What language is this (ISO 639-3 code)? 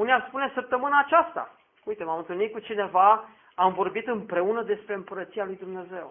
ron